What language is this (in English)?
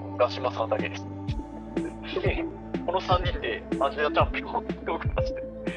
Japanese